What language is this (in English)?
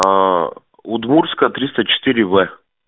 Russian